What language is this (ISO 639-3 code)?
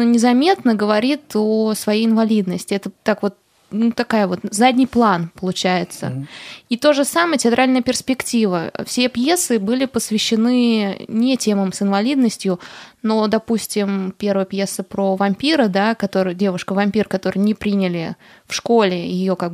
rus